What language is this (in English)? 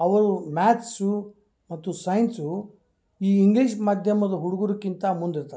Kannada